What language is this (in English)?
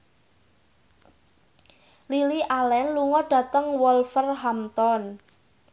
Javanese